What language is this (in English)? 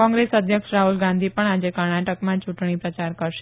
Gujarati